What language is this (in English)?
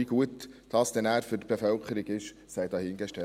Swiss German